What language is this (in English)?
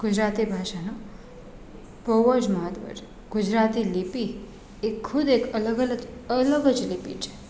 Gujarati